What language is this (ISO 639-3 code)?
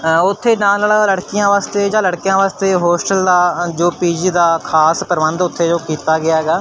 pan